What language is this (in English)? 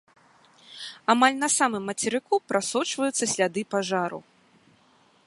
Belarusian